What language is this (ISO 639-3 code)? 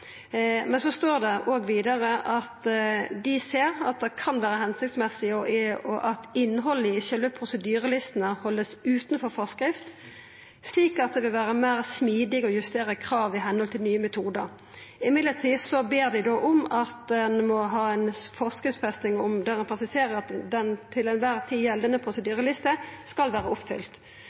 nno